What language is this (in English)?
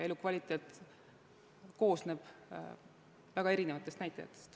Estonian